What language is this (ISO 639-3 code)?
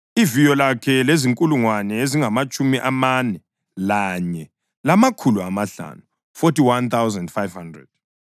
nde